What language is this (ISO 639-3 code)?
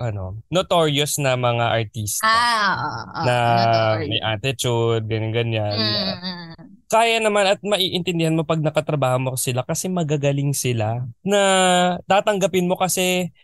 fil